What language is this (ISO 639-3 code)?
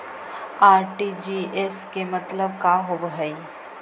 mag